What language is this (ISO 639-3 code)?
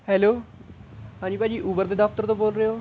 pan